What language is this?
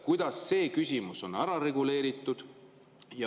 Estonian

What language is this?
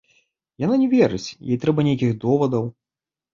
Belarusian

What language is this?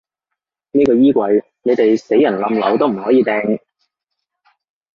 Cantonese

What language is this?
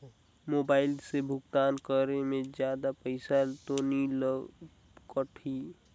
Chhattisgarhi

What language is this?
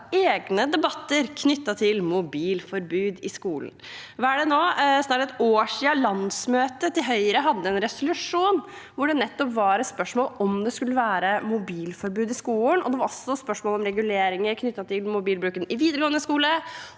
Norwegian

